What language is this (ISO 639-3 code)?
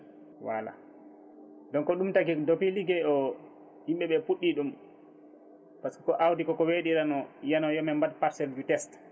ful